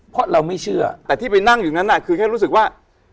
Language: Thai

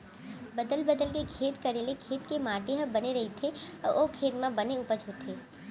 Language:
Chhattisgarhi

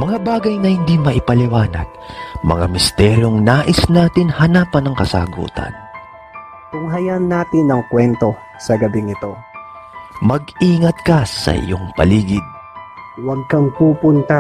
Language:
Filipino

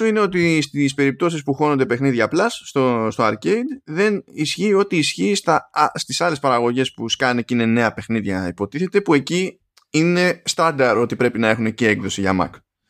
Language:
Greek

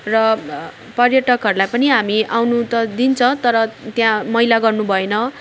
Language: Nepali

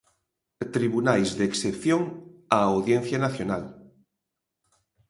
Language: Galician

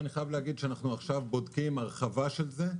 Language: Hebrew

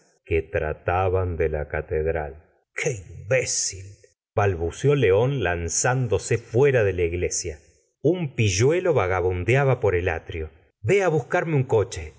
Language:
Spanish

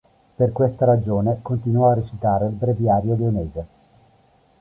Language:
Italian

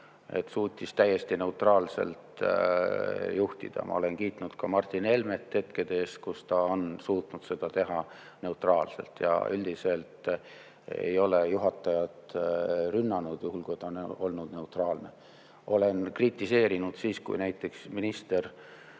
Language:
Estonian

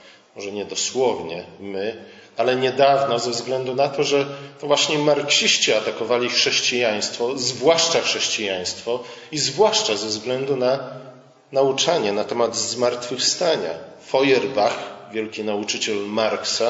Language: Polish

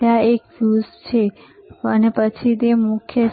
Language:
Gujarati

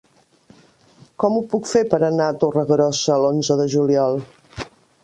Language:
Catalan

